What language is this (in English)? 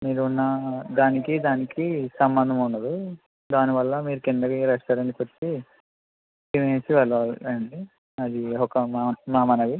Telugu